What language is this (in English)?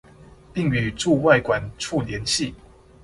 Chinese